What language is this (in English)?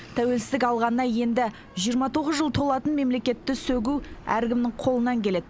Kazakh